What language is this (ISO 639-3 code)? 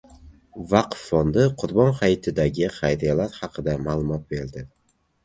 uzb